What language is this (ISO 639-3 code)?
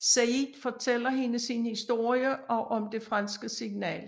dan